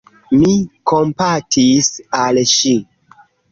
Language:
Esperanto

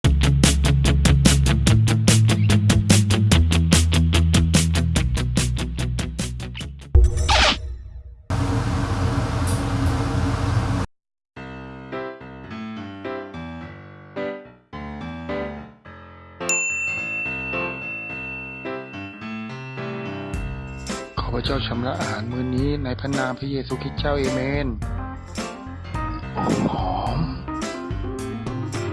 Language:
Thai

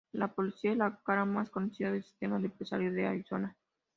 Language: Spanish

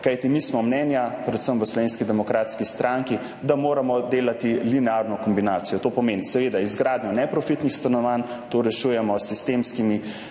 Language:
Slovenian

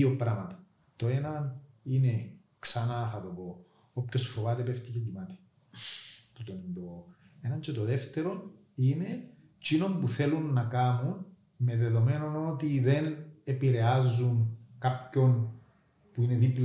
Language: Greek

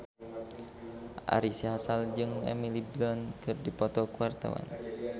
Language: Sundanese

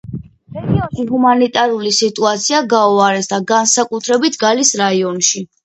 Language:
Georgian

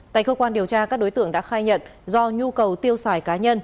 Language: Vietnamese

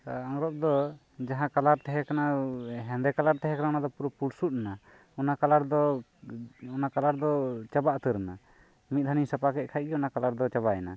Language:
Santali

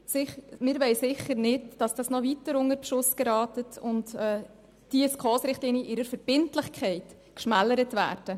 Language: Swiss German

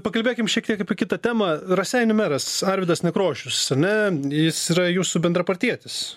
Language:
Lithuanian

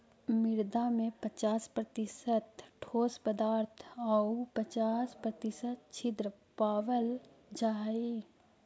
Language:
Magahi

